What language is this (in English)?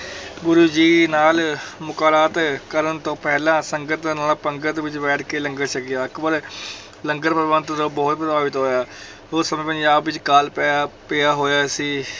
Punjabi